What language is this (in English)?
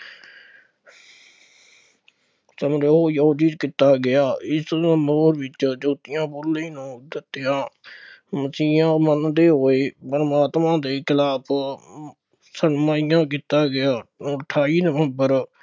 Punjabi